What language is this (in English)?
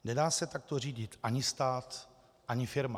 Czech